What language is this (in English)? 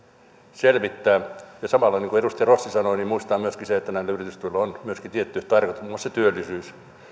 Finnish